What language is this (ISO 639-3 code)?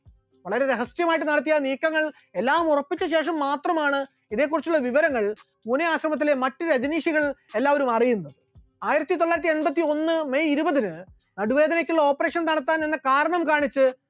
mal